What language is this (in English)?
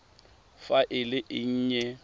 Tswana